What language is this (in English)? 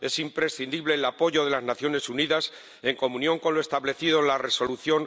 Spanish